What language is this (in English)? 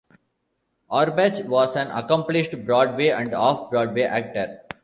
English